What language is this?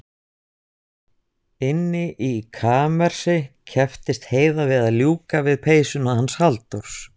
Icelandic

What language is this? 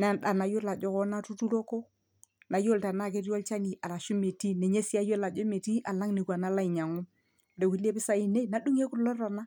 Masai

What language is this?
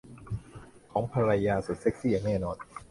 Thai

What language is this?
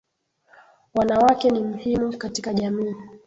Swahili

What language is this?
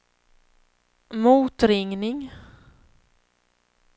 Swedish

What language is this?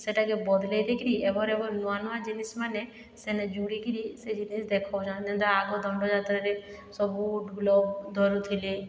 Odia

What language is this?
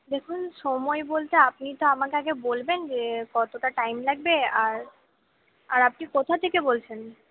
Bangla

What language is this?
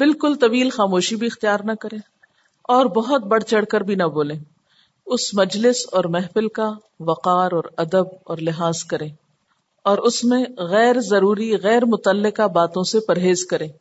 Urdu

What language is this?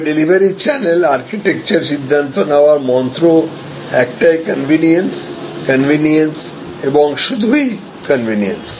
Bangla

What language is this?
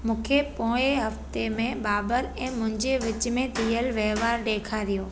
Sindhi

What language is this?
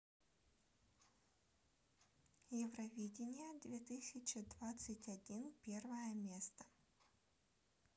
Russian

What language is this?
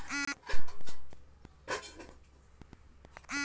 Bhojpuri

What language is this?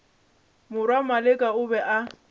Northern Sotho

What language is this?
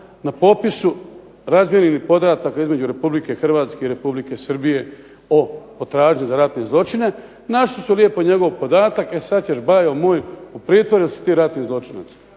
Croatian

